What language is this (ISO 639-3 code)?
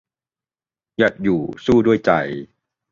tha